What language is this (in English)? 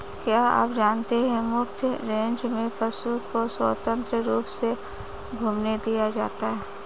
Hindi